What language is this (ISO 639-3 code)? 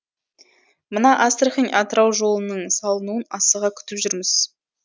kaz